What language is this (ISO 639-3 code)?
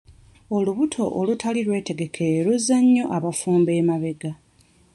lug